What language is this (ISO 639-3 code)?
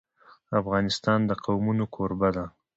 pus